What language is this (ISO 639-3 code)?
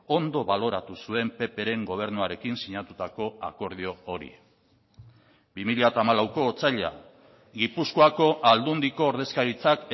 eus